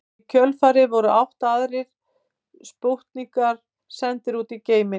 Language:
Icelandic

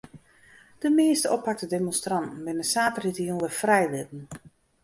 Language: Western Frisian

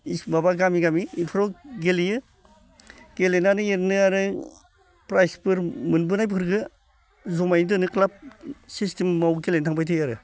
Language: Bodo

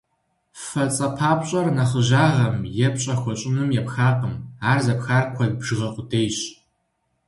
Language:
Kabardian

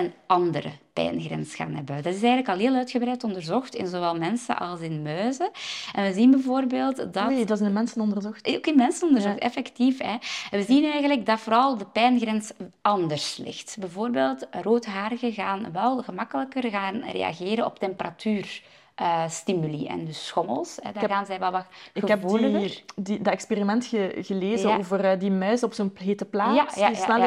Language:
Dutch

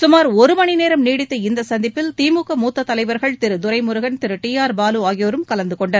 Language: Tamil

